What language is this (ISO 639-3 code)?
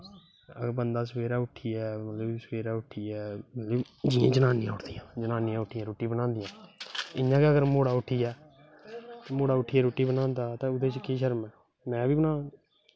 doi